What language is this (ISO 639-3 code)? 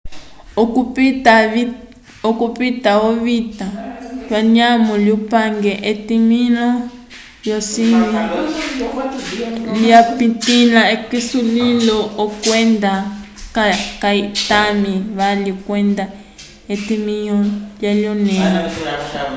umb